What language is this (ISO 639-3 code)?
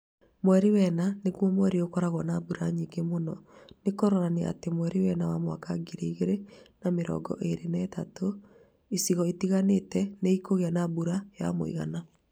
kik